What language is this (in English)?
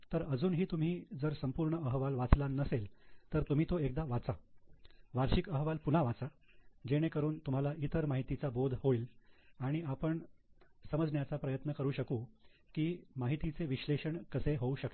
Marathi